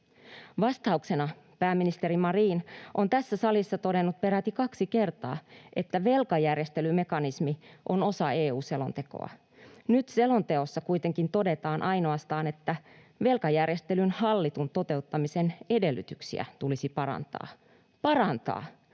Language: Finnish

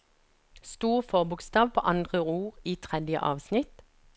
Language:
Norwegian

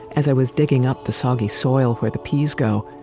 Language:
English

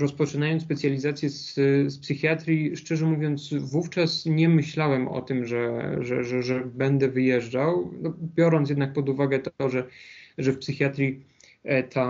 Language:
Polish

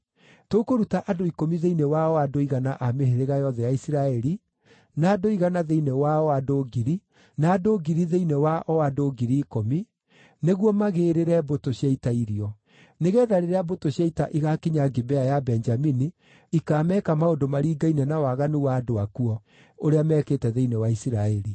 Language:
Kikuyu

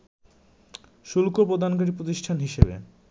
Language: Bangla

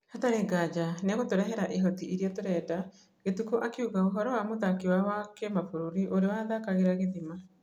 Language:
Kikuyu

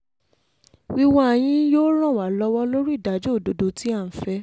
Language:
Yoruba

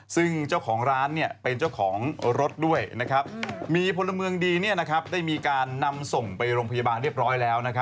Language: Thai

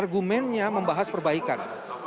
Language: Indonesian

